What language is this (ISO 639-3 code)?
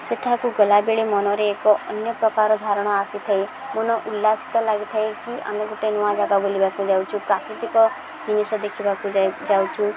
ori